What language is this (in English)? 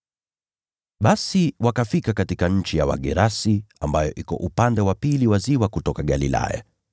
Swahili